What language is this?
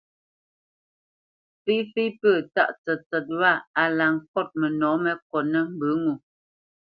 Bamenyam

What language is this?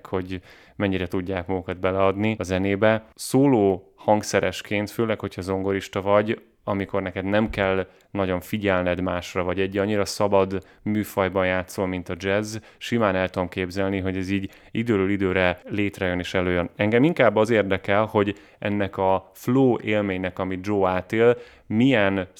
Hungarian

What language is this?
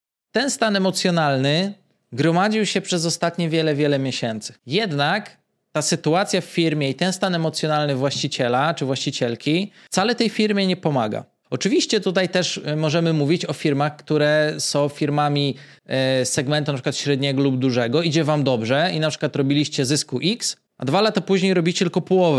Polish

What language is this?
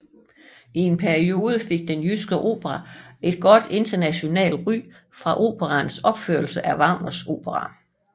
Danish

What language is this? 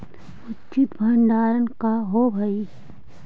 Magahi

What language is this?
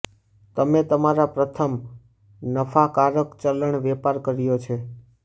Gujarati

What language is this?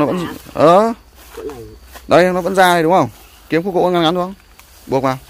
Vietnamese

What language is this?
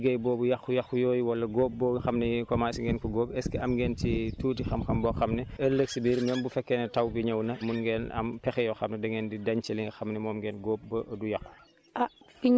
Wolof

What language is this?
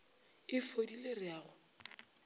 Northern Sotho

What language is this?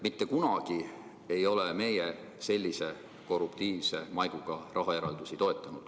Estonian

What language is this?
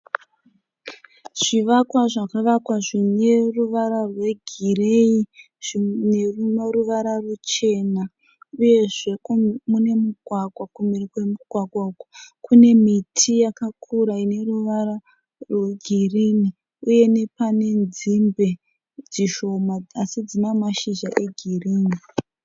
Shona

